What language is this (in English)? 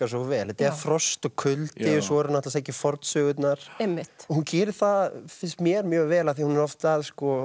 Icelandic